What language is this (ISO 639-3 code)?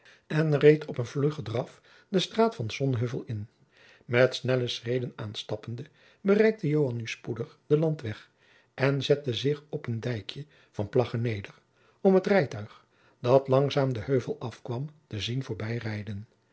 nld